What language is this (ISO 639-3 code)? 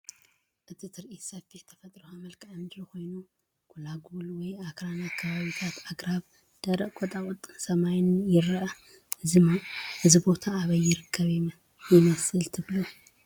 tir